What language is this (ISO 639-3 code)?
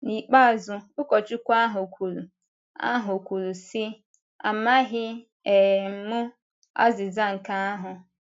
ibo